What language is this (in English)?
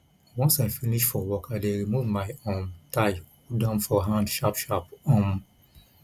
Nigerian Pidgin